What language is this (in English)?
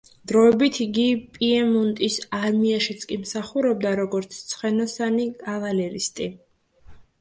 Georgian